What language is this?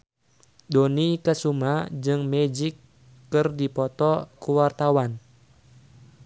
Sundanese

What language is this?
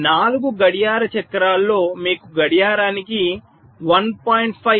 Telugu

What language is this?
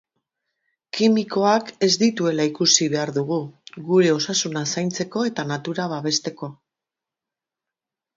Basque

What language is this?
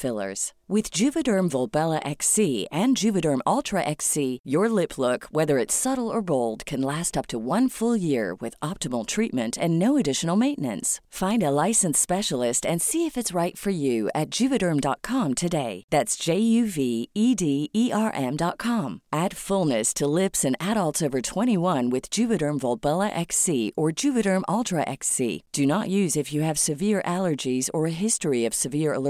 Filipino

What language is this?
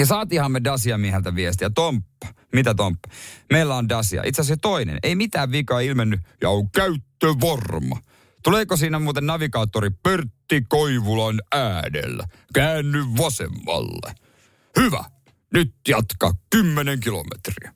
Finnish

